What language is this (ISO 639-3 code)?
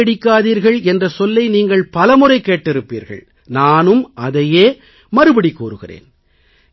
tam